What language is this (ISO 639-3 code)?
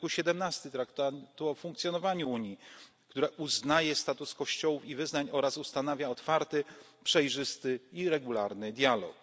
pol